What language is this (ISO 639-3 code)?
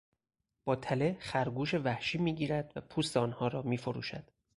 fas